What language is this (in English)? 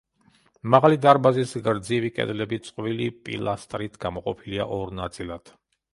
Georgian